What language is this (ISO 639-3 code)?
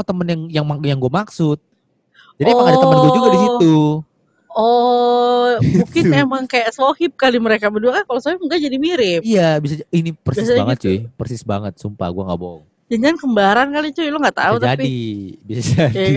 ind